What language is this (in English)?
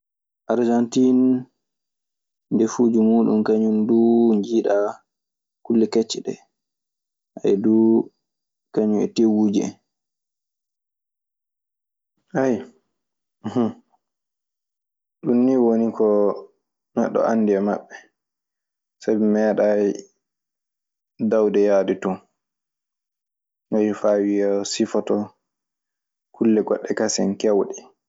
Maasina Fulfulde